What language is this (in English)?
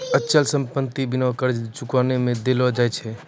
Maithili